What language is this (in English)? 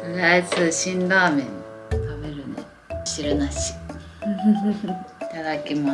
Japanese